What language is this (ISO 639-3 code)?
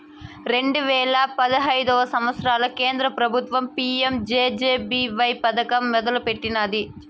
tel